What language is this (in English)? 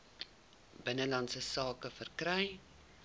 Afrikaans